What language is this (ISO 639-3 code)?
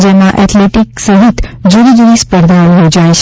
guj